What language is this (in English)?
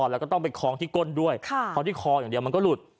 Thai